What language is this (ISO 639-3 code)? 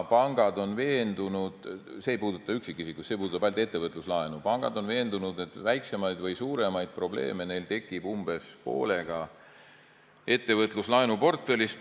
est